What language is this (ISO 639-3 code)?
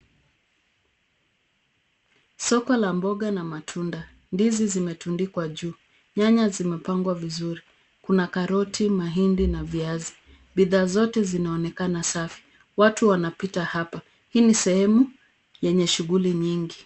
swa